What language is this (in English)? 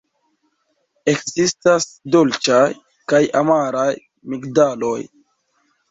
Esperanto